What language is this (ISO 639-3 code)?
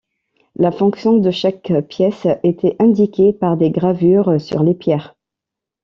fra